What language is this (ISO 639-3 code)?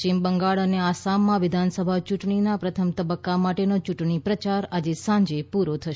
guj